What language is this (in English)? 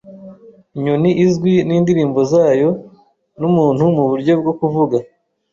Kinyarwanda